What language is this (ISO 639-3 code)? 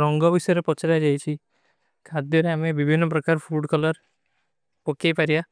uki